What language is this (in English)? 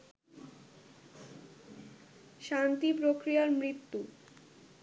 Bangla